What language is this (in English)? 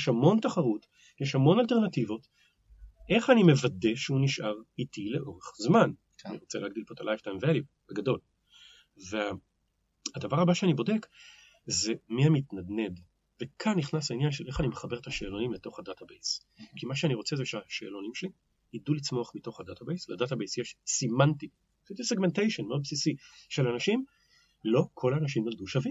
Hebrew